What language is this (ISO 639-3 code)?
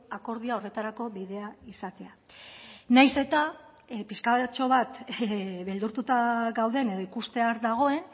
eus